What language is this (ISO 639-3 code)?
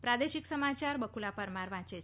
guj